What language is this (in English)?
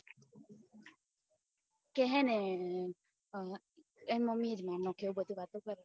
Gujarati